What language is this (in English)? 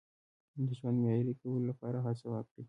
Pashto